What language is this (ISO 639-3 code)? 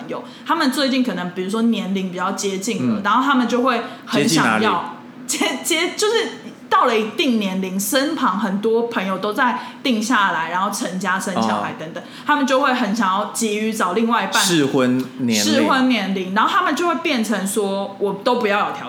zho